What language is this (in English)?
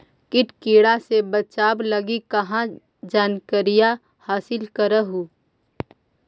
Magahi